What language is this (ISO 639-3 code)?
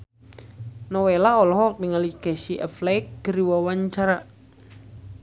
sun